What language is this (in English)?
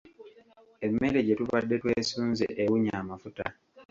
Ganda